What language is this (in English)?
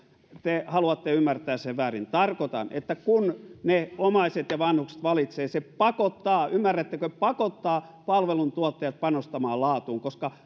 Finnish